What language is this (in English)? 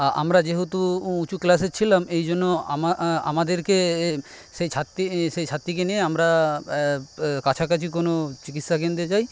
Bangla